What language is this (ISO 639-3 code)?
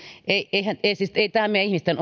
fin